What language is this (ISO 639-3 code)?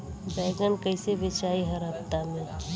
bho